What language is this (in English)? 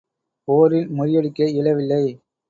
Tamil